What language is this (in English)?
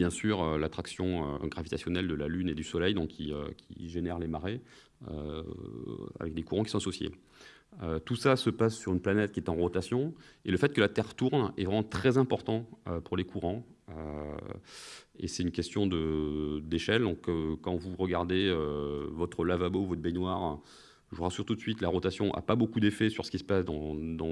French